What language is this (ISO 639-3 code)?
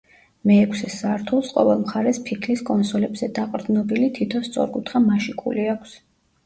kat